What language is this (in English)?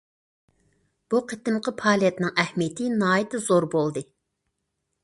Uyghur